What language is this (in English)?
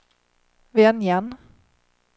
Swedish